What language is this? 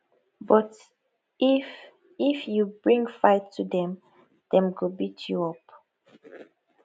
Nigerian Pidgin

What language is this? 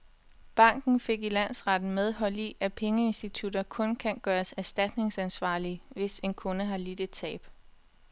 Danish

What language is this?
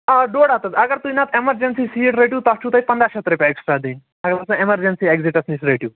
Kashmiri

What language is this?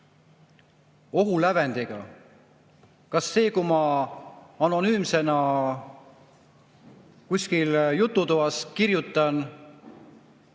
Estonian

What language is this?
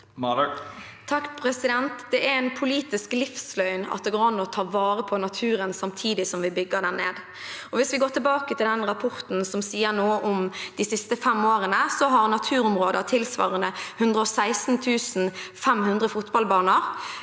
Norwegian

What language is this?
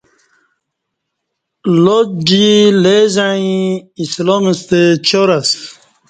Kati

